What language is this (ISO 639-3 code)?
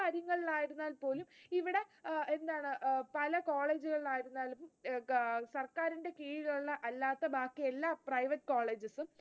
mal